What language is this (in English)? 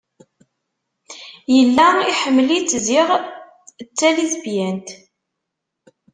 Kabyle